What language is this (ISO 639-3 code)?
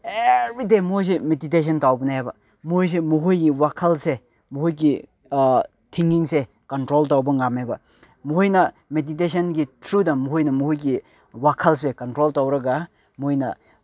mni